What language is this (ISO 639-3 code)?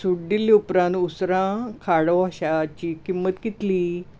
kok